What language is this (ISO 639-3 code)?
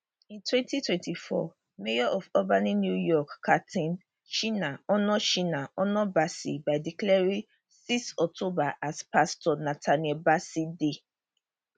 pcm